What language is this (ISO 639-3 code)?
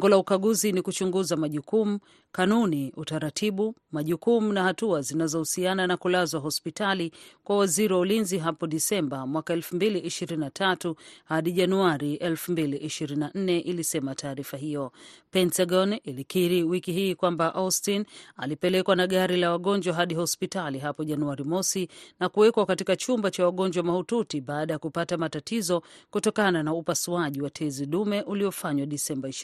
swa